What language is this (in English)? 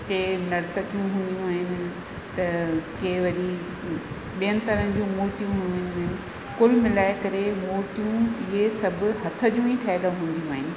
Sindhi